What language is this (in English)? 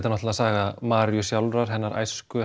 Icelandic